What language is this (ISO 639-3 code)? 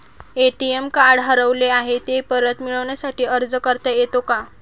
mar